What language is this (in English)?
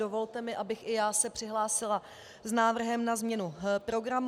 Czech